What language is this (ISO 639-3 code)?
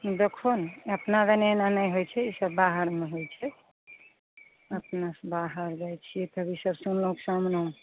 mai